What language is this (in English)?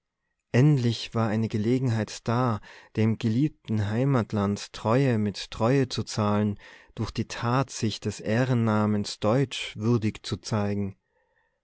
German